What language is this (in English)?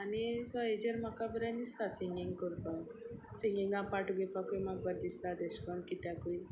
Konkani